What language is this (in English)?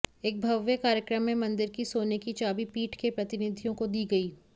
Hindi